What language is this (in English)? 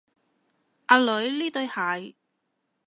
Cantonese